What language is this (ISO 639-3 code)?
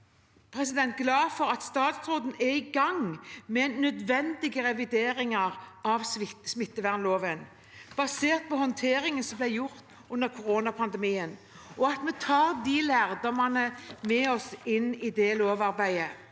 nor